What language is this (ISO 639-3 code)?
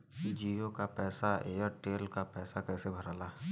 bho